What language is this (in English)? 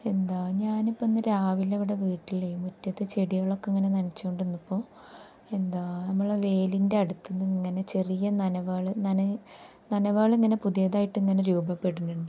Malayalam